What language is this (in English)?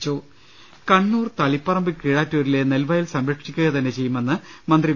Malayalam